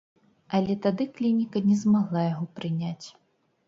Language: Belarusian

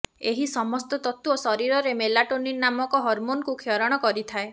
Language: Odia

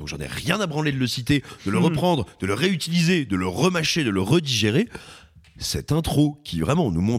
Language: French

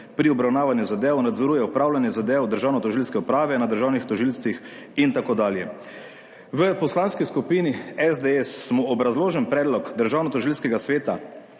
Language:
Slovenian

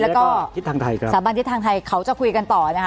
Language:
Thai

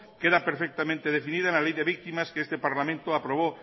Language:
Spanish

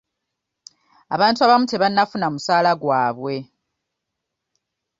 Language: Ganda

